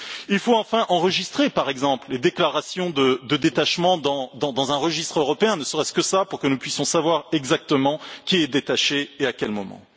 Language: French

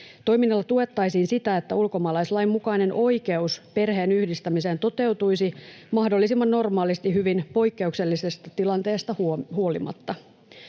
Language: Finnish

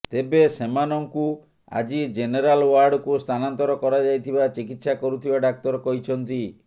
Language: Odia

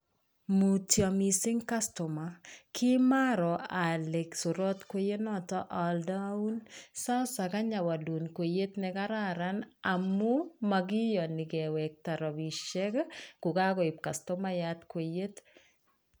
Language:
Kalenjin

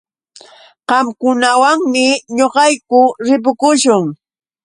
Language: Yauyos Quechua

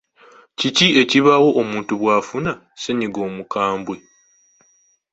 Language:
Ganda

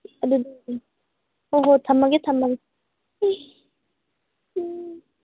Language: Manipuri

